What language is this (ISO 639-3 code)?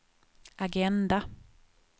swe